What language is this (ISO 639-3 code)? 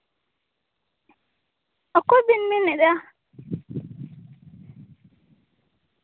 sat